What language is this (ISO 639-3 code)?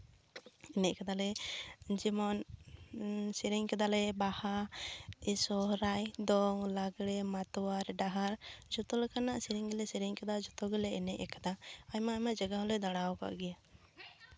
sat